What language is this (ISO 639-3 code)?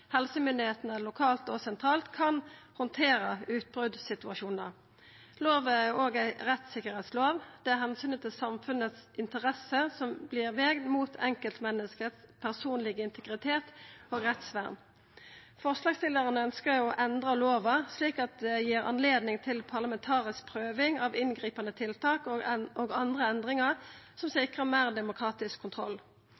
nno